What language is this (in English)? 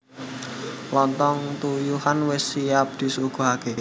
Javanese